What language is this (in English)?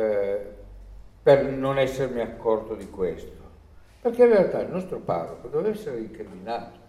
Italian